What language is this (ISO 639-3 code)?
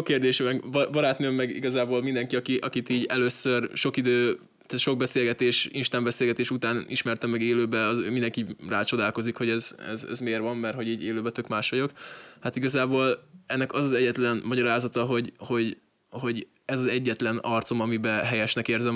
hun